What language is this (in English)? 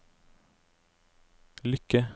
Norwegian